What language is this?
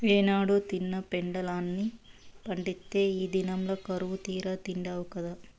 Telugu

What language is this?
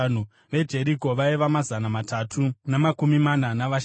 Shona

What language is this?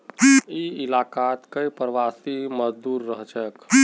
Magahi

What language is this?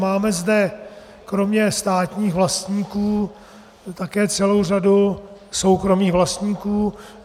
Czech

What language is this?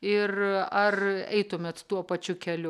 Lithuanian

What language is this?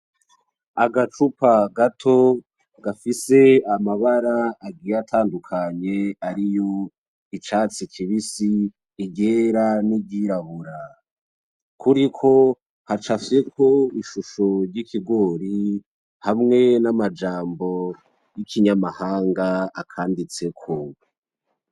Rundi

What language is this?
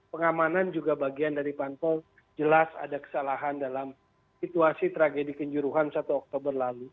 Indonesian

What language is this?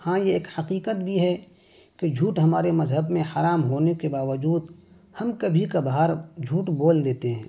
Urdu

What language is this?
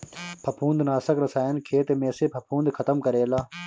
Bhojpuri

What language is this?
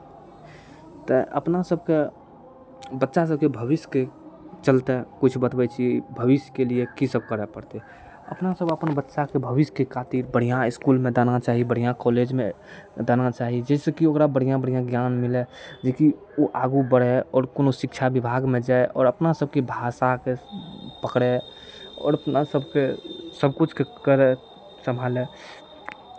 Maithili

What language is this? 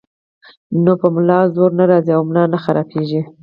Pashto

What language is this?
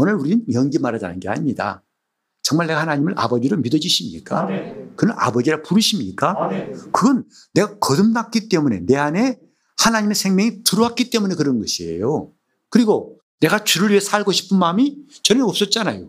Korean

